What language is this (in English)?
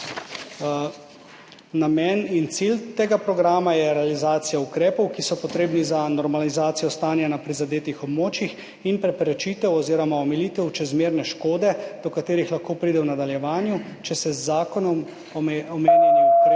Slovenian